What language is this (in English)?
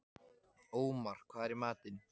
Icelandic